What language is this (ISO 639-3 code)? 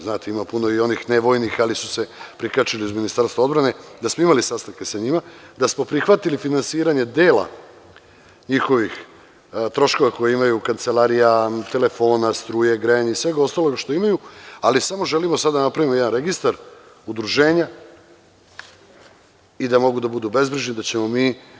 srp